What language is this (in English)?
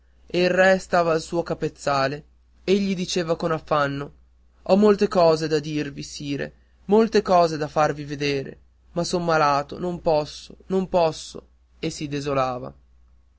Italian